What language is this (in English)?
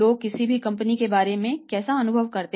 Hindi